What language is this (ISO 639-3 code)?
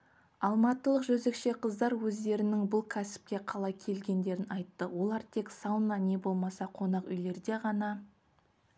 kaz